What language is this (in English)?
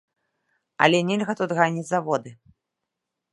Belarusian